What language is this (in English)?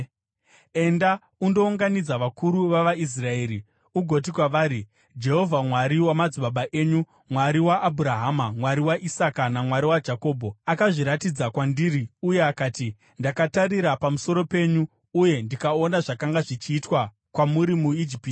Shona